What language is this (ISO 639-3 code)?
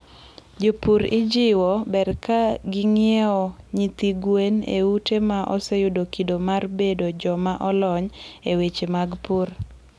luo